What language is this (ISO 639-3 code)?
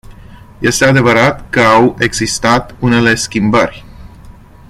ron